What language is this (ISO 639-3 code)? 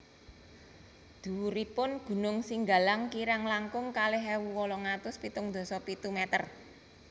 jav